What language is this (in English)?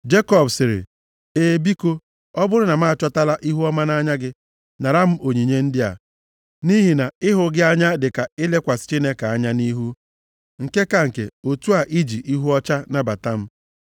Igbo